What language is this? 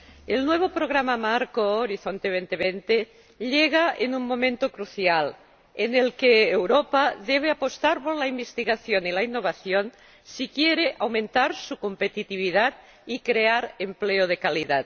Spanish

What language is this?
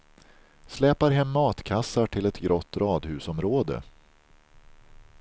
Swedish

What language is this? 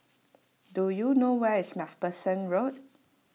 English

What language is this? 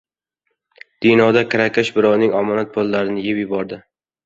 Uzbek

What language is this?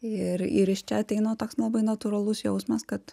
Lithuanian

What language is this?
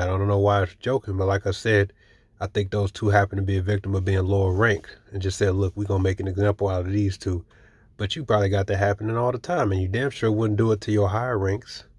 English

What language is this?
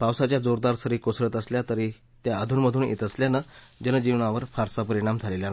Marathi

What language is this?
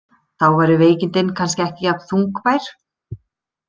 Icelandic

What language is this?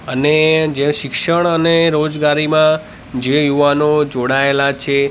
Gujarati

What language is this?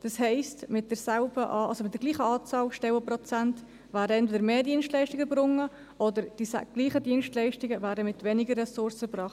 Swiss German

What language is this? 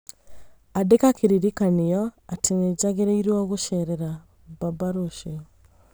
Kikuyu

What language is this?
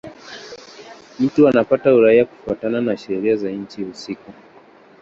Swahili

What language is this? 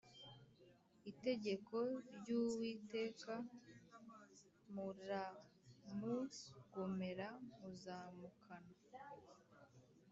Kinyarwanda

